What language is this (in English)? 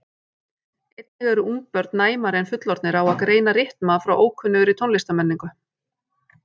Icelandic